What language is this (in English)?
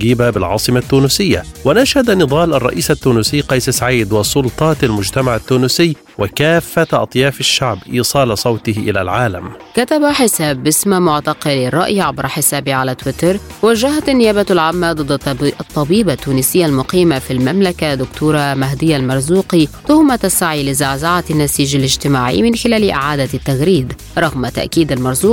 Arabic